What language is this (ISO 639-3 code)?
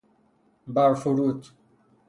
fas